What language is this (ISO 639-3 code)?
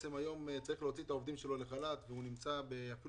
heb